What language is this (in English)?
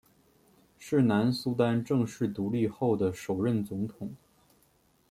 Chinese